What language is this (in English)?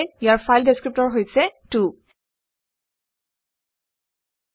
Assamese